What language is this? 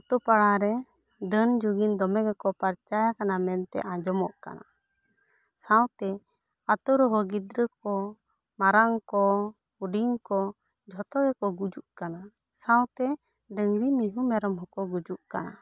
Santali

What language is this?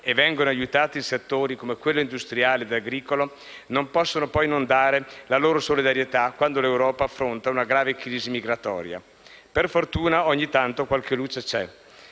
Italian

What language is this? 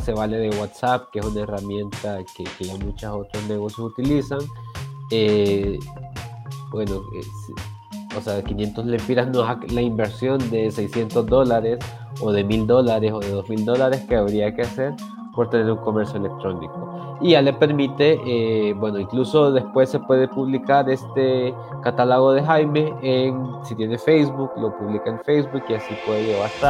Spanish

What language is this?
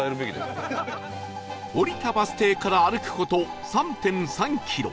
Japanese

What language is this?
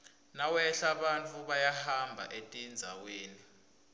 Swati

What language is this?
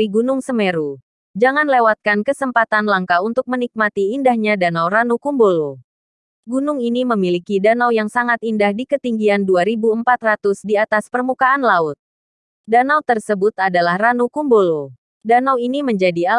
Indonesian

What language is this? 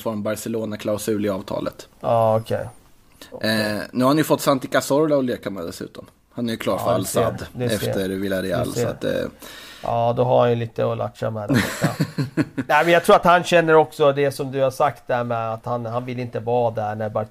Swedish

